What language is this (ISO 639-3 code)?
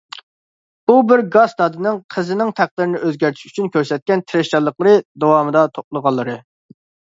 uig